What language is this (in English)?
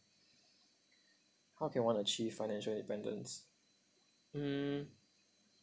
English